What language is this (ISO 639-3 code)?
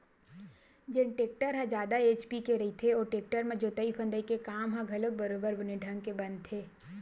hne